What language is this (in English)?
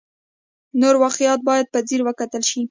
Pashto